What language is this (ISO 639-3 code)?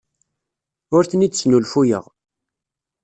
kab